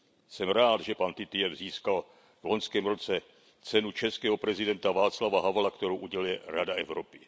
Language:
Czech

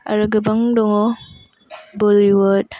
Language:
Bodo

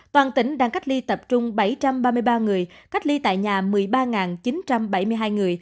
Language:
Vietnamese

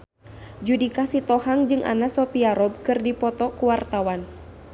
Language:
Sundanese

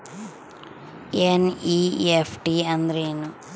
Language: Kannada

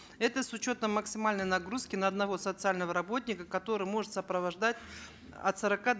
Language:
Kazakh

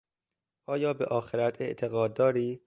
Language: Persian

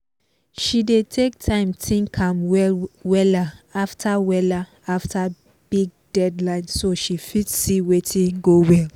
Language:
Nigerian Pidgin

